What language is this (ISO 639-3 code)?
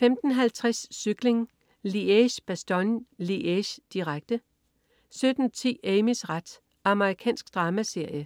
dan